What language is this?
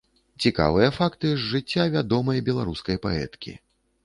Belarusian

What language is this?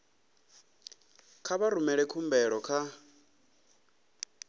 Venda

